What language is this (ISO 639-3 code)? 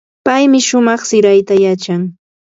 qva